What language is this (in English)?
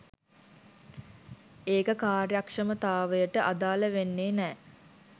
Sinhala